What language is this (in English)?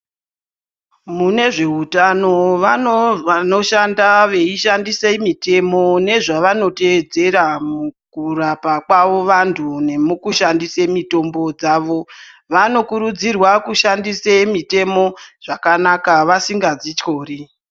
Ndau